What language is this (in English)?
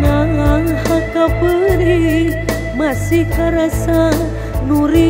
Indonesian